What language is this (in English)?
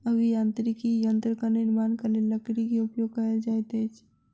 Maithili